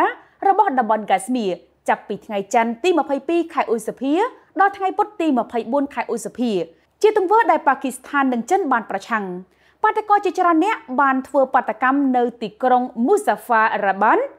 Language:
Thai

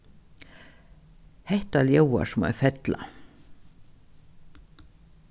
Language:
Faroese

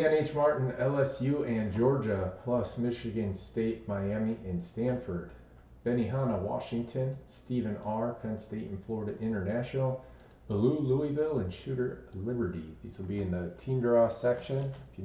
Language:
English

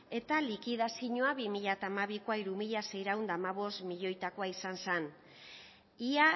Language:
Basque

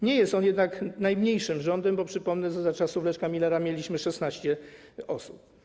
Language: Polish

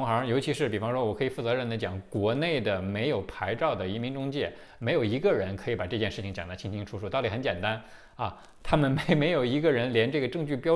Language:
Chinese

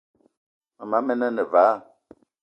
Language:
Eton (Cameroon)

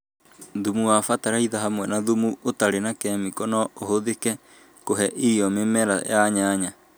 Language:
Kikuyu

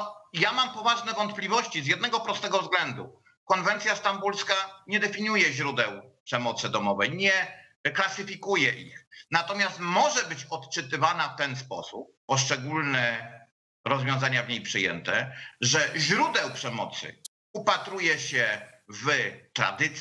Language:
Polish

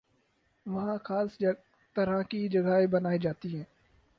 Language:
Urdu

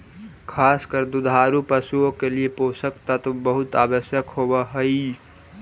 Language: Magahi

